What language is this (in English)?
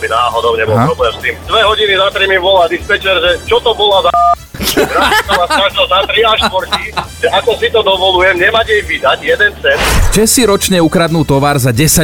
Slovak